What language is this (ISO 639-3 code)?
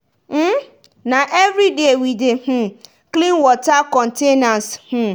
pcm